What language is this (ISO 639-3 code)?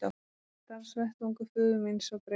isl